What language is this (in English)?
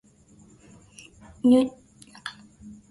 Swahili